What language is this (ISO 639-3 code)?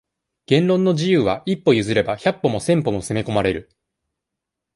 jpn